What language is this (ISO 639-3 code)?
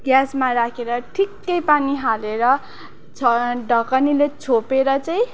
nep